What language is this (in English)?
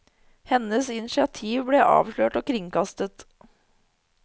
Norwegian